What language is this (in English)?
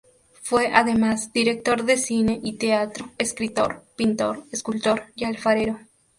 Spanish